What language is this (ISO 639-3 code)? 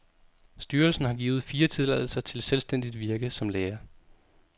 dan